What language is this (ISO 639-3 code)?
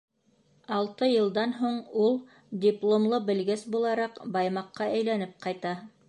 bak